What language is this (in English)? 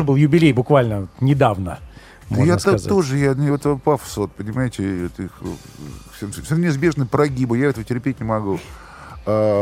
Russian